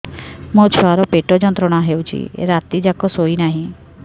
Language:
Odia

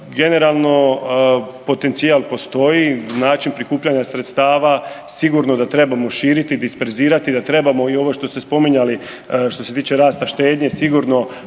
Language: Croatian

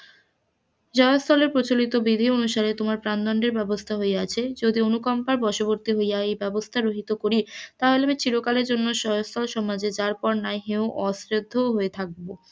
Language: Bangla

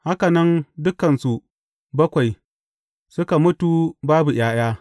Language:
Hausa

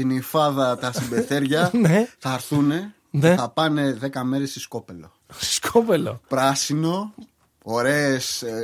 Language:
Greek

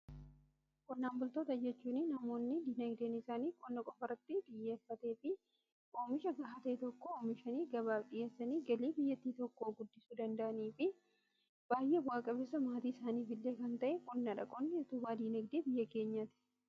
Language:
Oromo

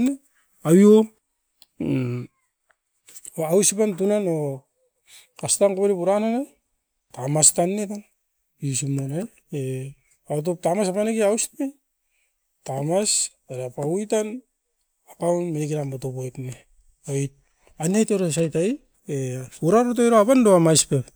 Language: Askopan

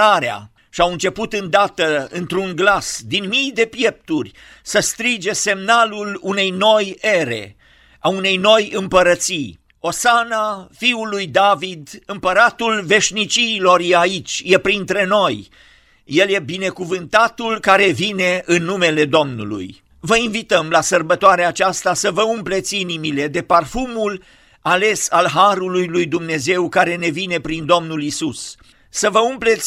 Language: Romanian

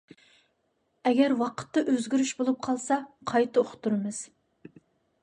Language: Uyghur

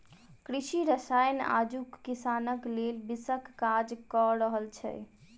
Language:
Maithili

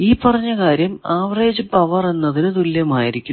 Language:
Malayalam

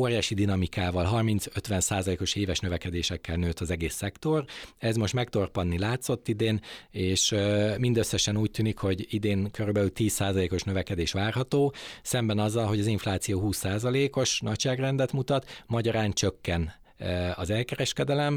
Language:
Hungarian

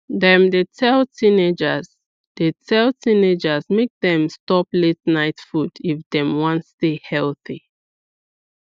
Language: Nigerian Pidgin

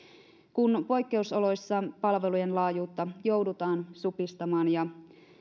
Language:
Finnish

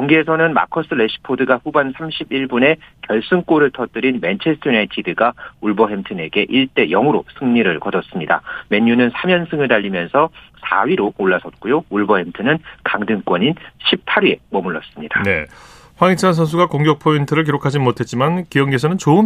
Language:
Korean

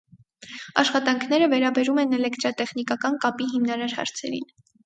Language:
Armenian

